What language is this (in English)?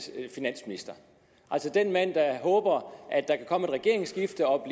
Danish